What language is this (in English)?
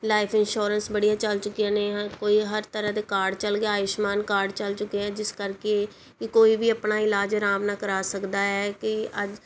Punjabi